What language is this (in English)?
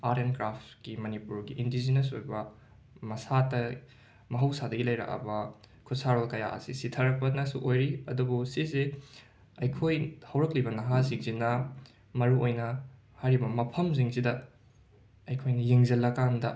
Manipuri